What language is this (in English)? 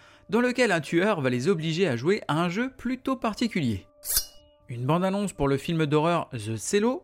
French